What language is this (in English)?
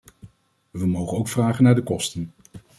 Dutch